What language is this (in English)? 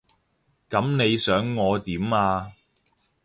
Cantonese